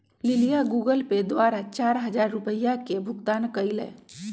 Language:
Magahi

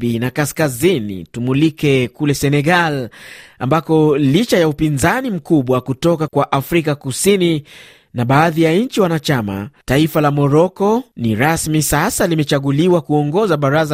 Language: Swahili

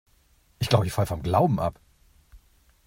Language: German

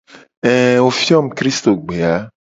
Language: Gen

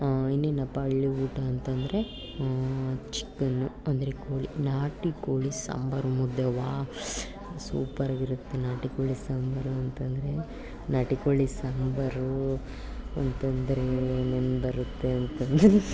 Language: Kannada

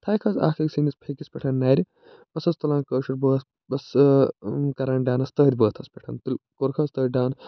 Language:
Kashmiri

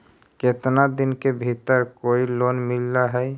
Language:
Magahi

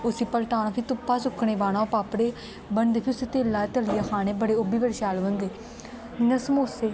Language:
Dogri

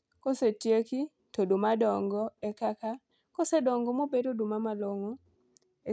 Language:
Luo (Kenya and Tanzania)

